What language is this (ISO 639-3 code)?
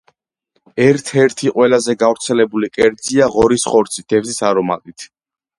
kat